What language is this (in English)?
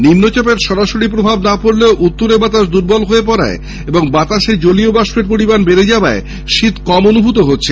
Bangla